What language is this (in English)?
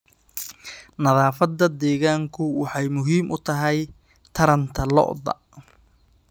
Somali